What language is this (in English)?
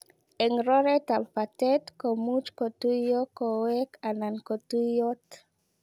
Kalenjin